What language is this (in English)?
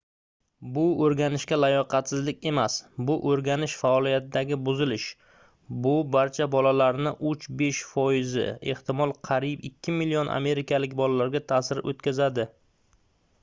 Uzbek